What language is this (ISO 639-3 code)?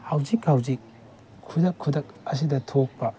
mni